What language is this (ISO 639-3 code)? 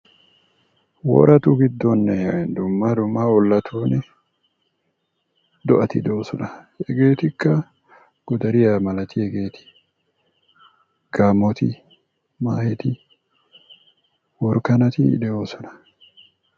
wal